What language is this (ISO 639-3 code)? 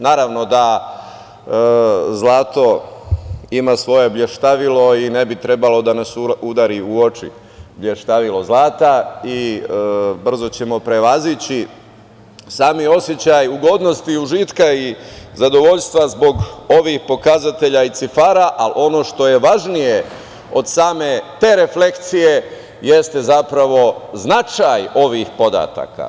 srp